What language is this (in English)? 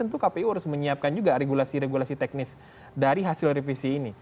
Indonesian